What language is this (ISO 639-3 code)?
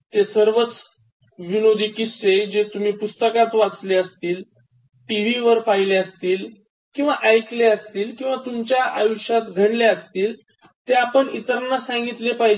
mar